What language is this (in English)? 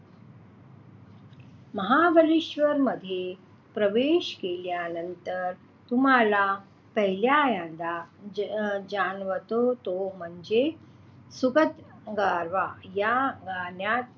Marathi